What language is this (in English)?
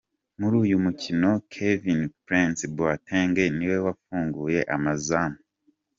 Kinyarwanda